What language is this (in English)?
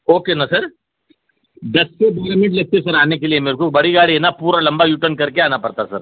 Urdu